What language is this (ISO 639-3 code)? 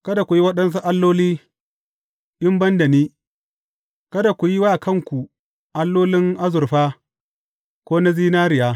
hau